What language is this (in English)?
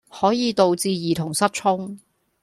Cantonese